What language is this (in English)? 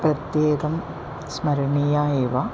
Sanskrit